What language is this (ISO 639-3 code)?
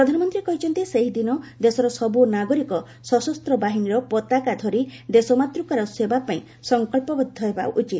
ori